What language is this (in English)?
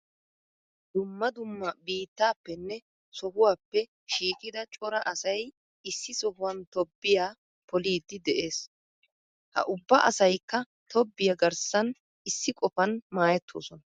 Wolaytta